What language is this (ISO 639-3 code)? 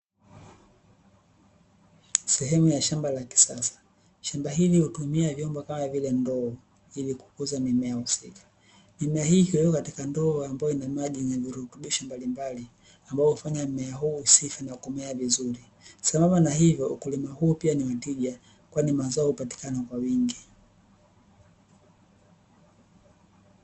swa